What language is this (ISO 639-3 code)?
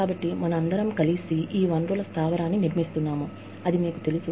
tel